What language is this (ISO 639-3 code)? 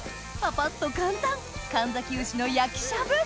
jpn